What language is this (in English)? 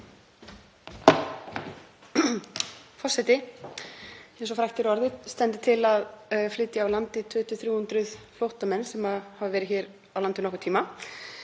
Icelandic